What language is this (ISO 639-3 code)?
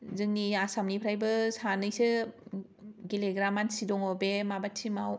brx